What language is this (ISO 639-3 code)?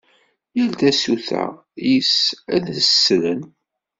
kab